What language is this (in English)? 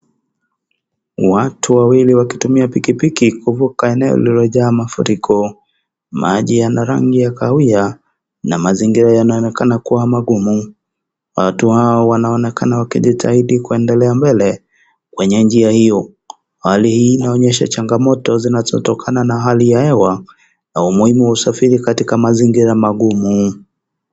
Swahili